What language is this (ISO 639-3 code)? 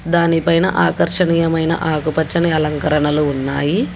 tel